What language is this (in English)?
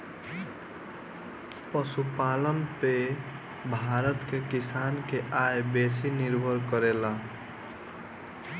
Bhojpuri